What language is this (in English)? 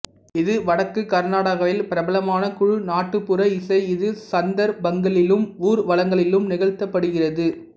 Tamil